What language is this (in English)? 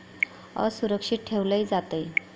Marathi